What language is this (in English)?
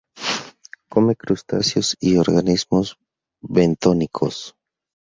Spanish